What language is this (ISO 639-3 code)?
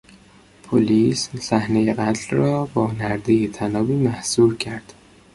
fas